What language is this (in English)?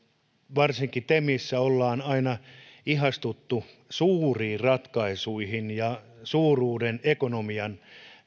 Finnish